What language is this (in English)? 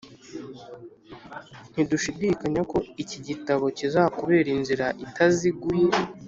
Kinyarwanda